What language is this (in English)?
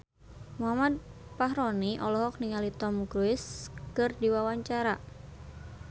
Sundanese